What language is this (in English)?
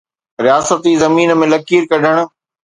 Sindhi